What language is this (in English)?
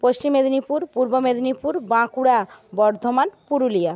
Bangla